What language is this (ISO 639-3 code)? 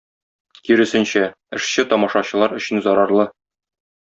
tat